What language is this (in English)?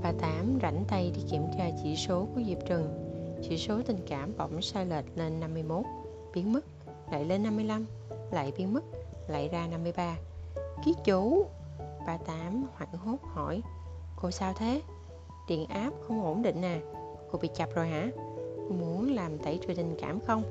Vietnamese